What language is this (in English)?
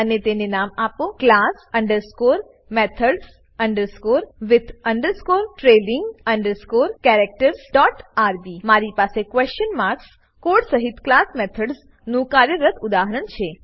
Gujarati